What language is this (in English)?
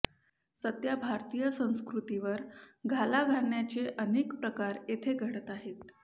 Marathi